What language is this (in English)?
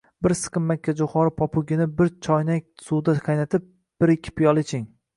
Uzbek